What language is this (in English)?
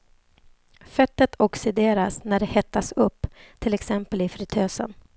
Swedish